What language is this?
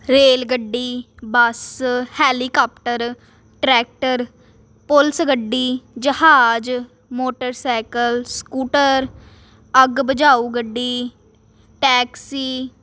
Punjabi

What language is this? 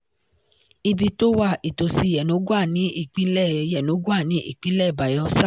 Yoruba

